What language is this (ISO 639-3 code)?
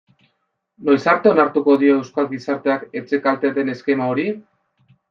eus